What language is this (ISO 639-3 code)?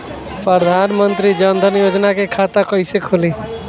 bho